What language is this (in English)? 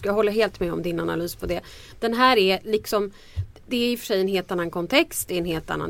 Swedish